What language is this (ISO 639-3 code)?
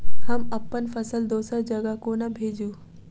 mai